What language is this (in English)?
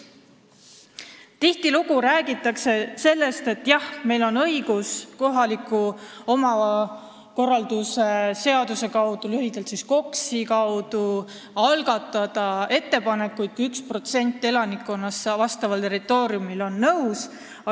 Estonian